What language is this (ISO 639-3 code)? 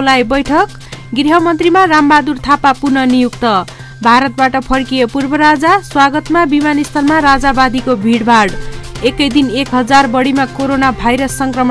hin